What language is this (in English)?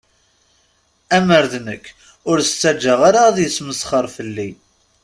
Kabyle